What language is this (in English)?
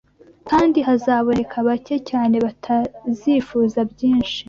Kinyarwanda